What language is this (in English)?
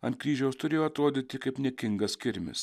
Lithuanian